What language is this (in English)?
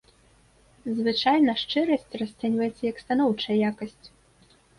Belarusian